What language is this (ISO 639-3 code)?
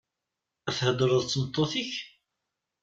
kab